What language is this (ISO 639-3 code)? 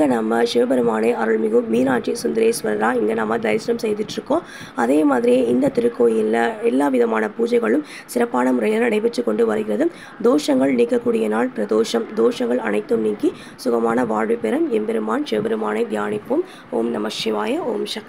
tam